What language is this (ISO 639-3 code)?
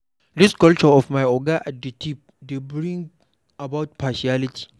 pcm